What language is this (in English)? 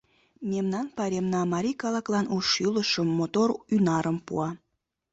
Mari